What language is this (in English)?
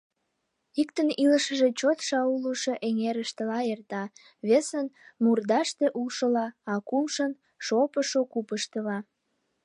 Mari